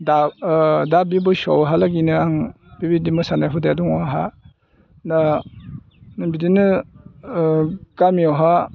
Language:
Bodo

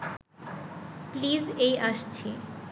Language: Bangla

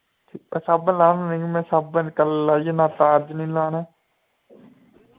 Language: Dogri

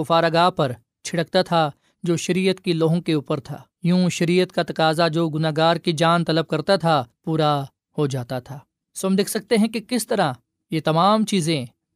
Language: Urdu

